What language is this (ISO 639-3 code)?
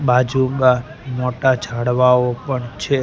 guj